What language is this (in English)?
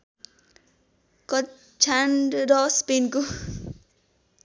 Nepali